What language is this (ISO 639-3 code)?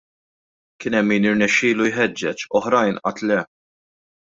mlt